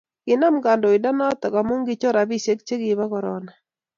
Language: Kalenjin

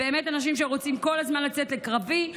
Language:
Hebrew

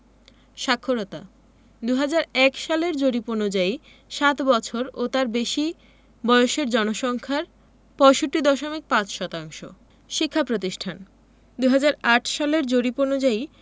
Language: Bangla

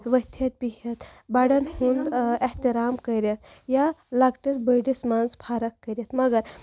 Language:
Kashmiri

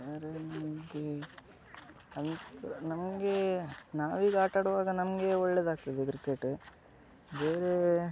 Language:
Kannada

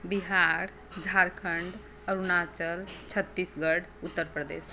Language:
Maithili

